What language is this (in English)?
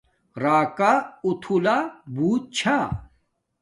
Domaaki